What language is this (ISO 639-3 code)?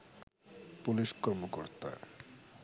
ben